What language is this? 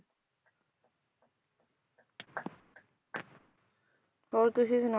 Punjabi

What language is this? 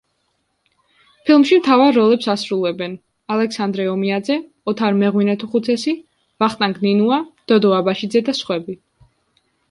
Georgian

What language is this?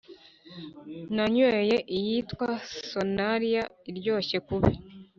Kinyarwanda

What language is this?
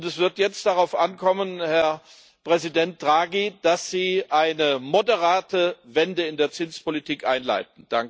German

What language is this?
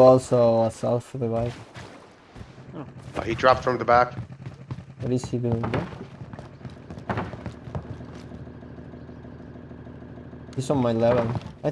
English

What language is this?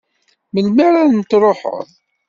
Kabyle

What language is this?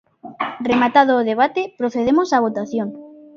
Galician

